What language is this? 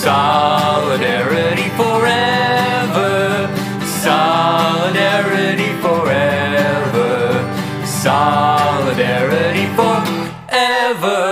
Romanian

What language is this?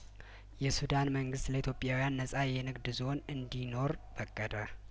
Amharic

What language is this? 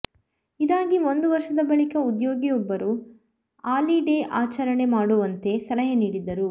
Kannada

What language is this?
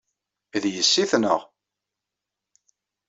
Kabyle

